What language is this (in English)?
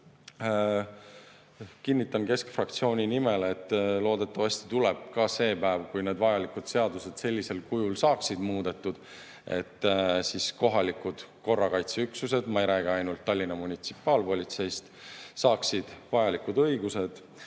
Estonian